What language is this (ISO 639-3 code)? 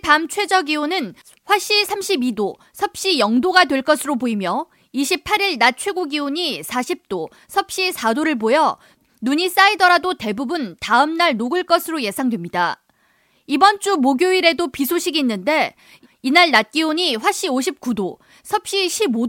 kor